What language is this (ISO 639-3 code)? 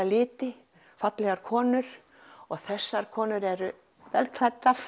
isl